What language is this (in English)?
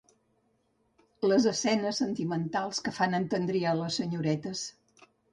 Catalan